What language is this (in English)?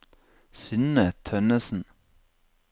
Norwegian